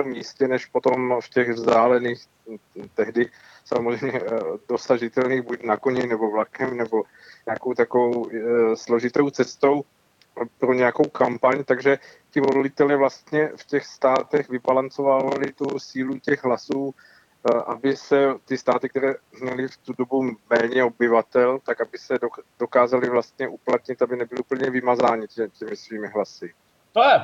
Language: Czech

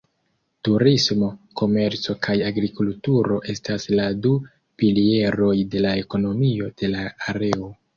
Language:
Esperanto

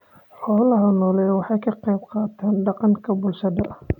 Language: Somali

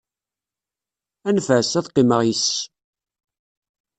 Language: Kabyle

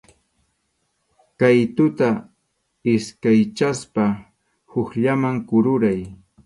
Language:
Arequipa-La Unión Quechua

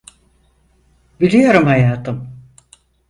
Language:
Turkish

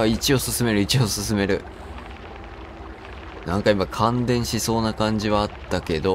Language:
Japanese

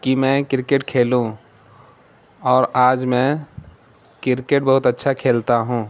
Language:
Urdu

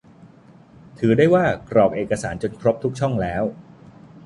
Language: Thai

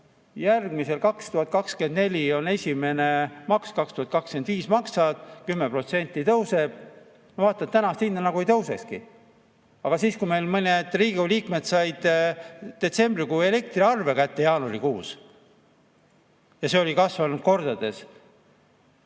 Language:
Estonian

